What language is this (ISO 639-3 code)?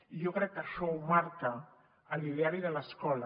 cat